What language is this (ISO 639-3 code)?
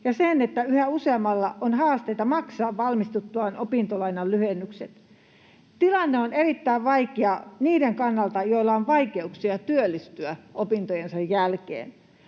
fin